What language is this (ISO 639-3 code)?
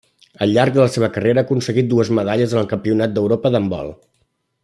cat